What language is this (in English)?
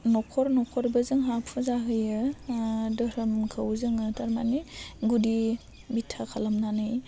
Bodo